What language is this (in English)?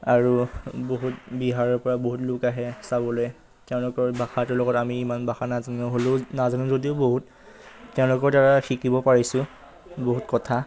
Assamese